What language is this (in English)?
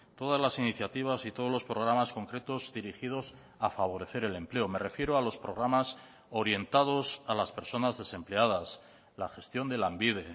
Spanish